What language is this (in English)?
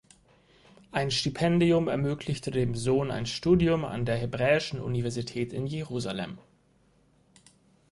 German